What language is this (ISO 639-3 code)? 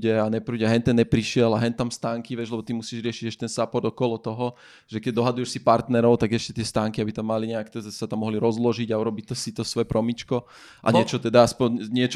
slk